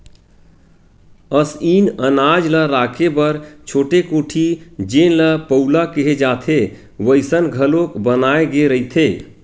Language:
Chhattisgarhi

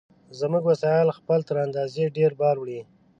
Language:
Pashto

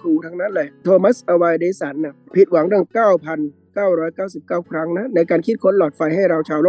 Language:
Thai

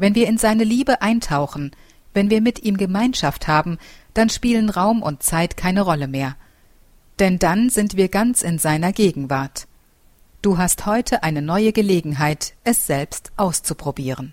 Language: German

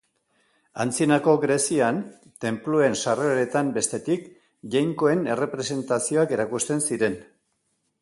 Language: Basque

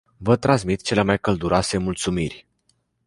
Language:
Romanian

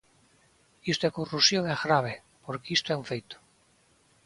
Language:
Galician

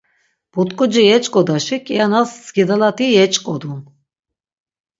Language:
Laz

